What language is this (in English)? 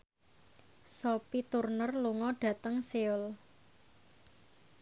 Javanese